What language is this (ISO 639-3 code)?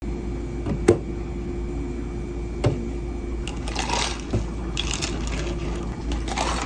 kor